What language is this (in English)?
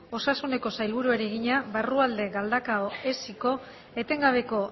Basque